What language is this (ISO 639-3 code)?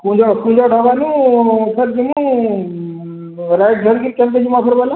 ori